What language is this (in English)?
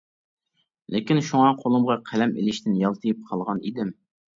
Uyghur